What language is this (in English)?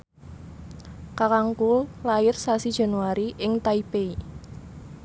Javanese